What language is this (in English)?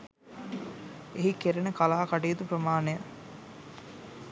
Sinhala